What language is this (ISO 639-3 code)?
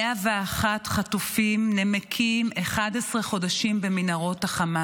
heb